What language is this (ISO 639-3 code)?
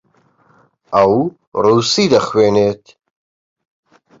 ckb